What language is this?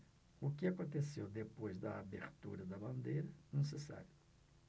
Portuguese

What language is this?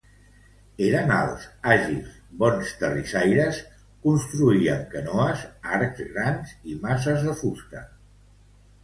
Catalan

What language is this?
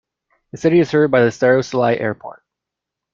English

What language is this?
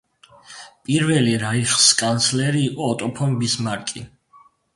Georgian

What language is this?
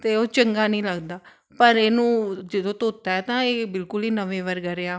Punjabi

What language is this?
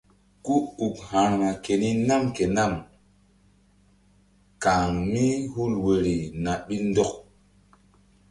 Mbum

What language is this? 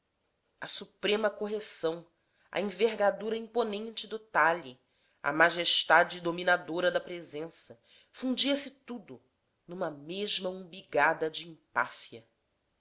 Portuguese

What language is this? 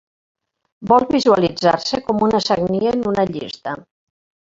Catalan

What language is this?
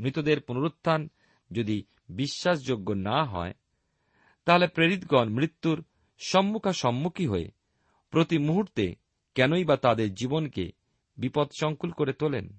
Bangla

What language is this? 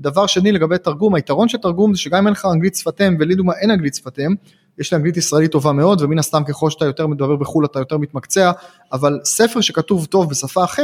Hebrew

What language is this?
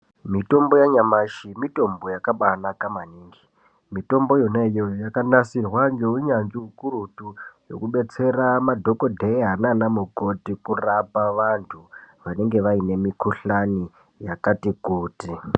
Ndau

